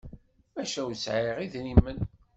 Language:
Kabyle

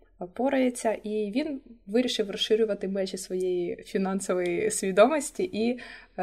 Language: Ukrainian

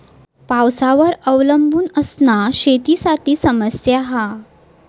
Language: Marathi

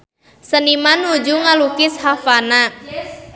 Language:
Sundanese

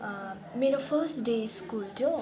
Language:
Nepali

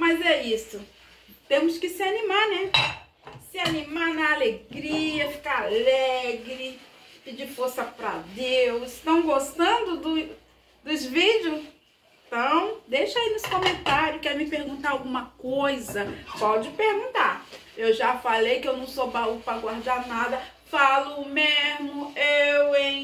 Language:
Portuguese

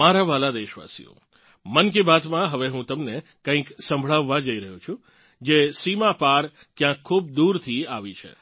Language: Gujarati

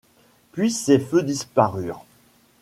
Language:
French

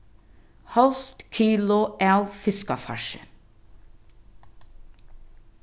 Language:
Faroese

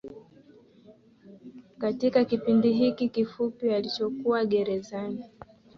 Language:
Swahili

